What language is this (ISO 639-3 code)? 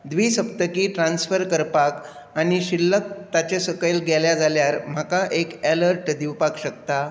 kok